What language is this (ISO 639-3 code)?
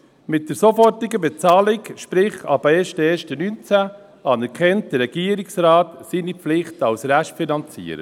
gsw